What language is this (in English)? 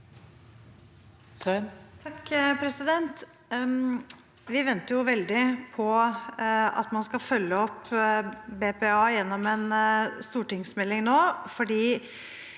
Norwegian